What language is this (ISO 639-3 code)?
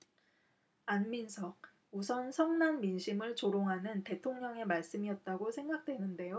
kor